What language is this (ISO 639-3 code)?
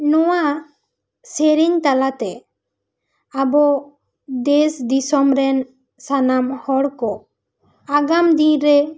sat